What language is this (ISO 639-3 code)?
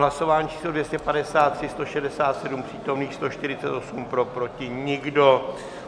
ces